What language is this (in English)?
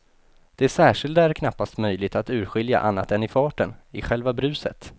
Swedish